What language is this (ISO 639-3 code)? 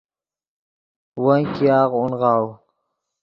ydg